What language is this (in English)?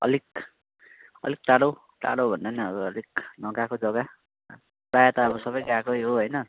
Nepali